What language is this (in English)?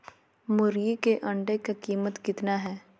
Magahi